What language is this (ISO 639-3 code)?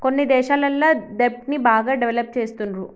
tel